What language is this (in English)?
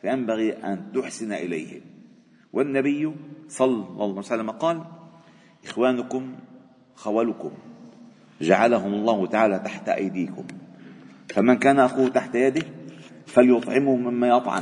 Arabic